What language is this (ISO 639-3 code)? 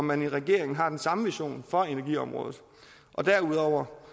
dan